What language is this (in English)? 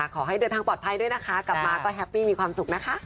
Thai